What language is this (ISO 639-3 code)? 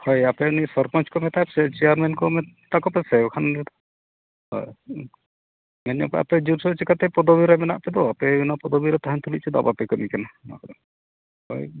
sat